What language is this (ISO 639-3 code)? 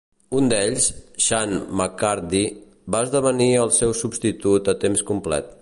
cat